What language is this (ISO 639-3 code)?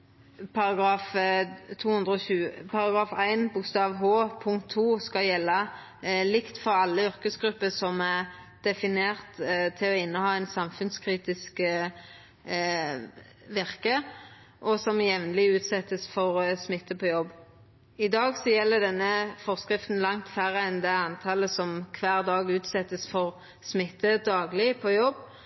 nno